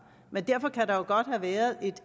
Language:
Danish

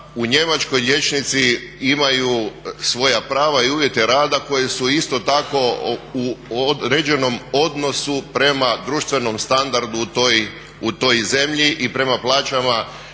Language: Croatian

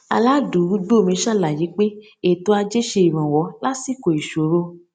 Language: Yoruba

